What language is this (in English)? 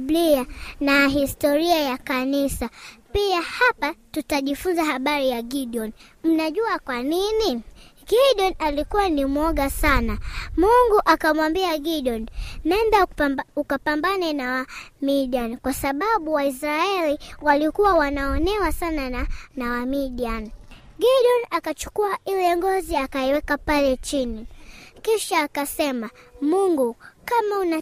Swahili